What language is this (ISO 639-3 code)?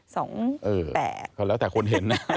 tha